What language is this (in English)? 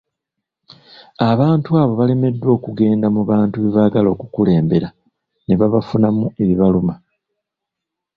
Ganda